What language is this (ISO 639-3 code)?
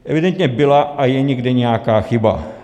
ces